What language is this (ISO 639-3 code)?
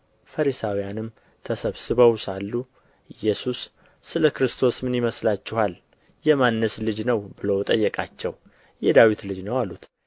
amh